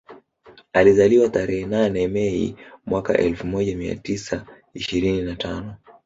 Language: Swahili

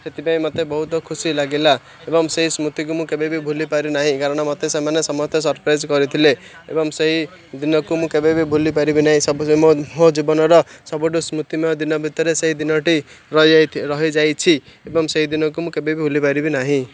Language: Odia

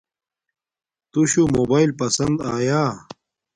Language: Domaaki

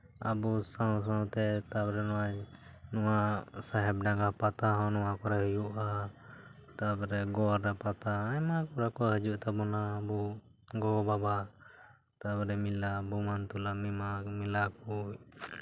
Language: Santali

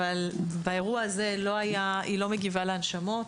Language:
Hebrew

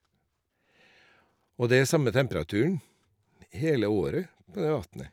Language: Norwegian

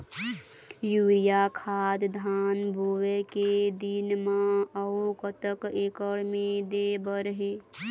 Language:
Chhattisgarhi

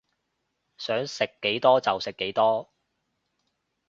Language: Cantonese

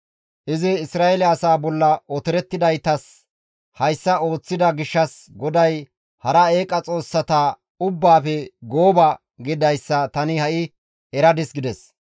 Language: Gamo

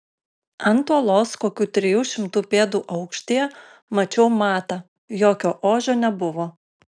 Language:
Lithuanian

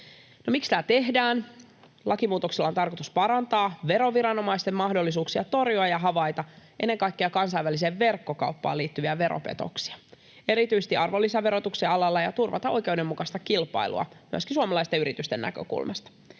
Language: Finnish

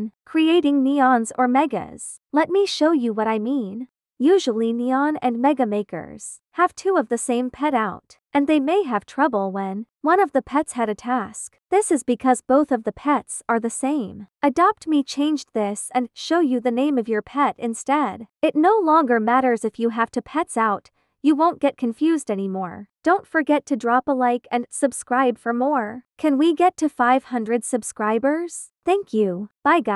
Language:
English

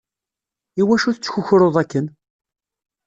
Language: Kabyle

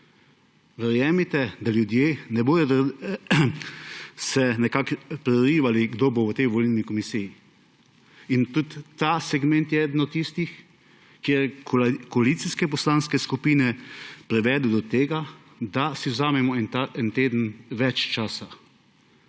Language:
Slovenian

